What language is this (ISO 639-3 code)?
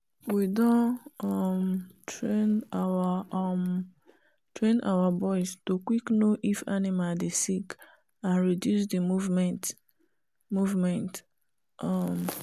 pcm